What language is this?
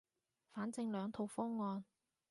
Cantonese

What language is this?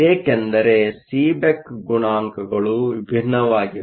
Kannada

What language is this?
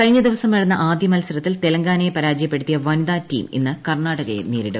Malayalam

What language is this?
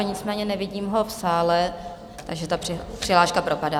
Czech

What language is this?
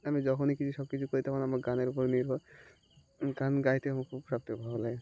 Bangla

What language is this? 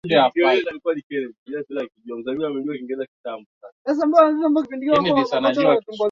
Swahili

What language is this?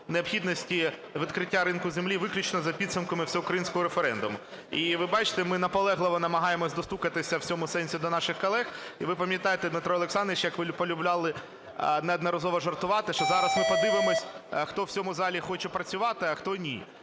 Ukrainian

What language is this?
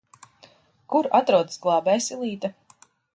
Latvian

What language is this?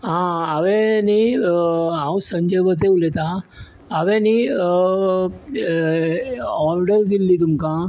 Konkani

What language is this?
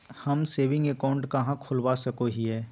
Magahi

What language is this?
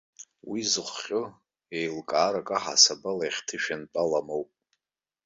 Abkhazian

